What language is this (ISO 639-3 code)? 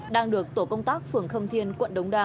vie